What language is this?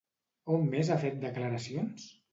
Catalan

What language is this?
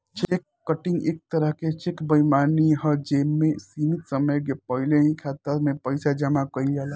Bhojpuri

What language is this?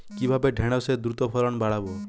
Bangla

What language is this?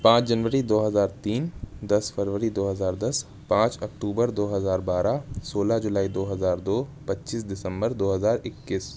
Urdu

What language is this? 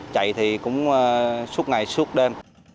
Vietnamese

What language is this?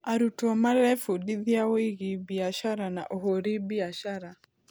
Kikuyu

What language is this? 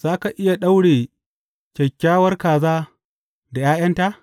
Hausa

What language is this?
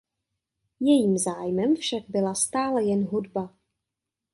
Czech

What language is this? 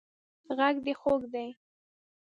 Pashto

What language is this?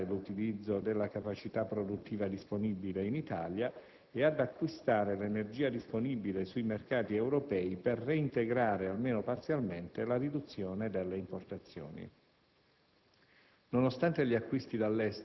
Italian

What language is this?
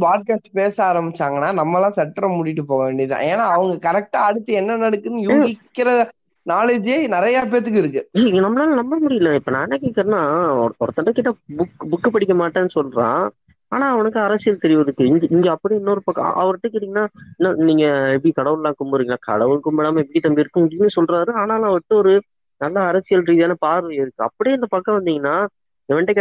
Tamil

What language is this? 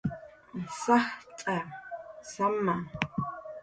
Jaqaru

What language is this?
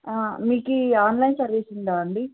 Telugu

